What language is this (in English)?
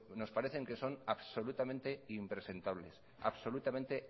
Spanish